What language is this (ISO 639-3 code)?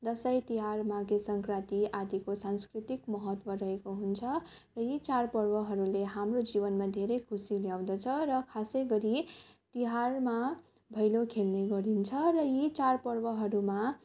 nep